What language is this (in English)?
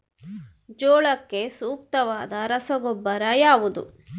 Kannada